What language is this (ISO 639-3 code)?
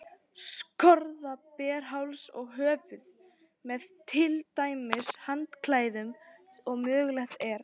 isl